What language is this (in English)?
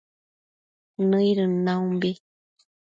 Matsés